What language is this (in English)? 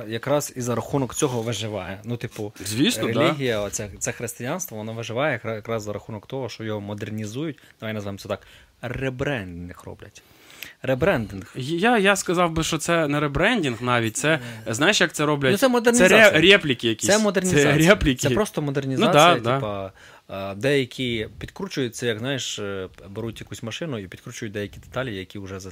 Ukrainian